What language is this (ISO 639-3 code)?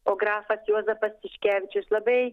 lit